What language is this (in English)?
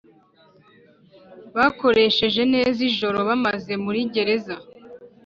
Kinyarwanda